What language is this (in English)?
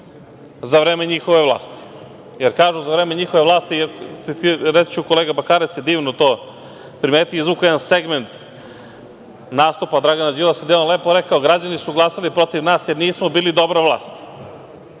Serbian